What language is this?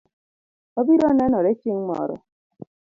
Luo (Kenya and Tanzania)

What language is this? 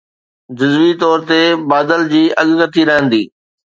Sindhi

